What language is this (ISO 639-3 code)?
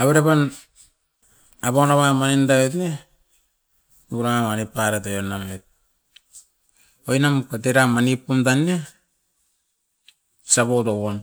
eiv